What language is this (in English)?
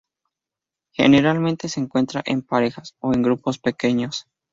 Spanish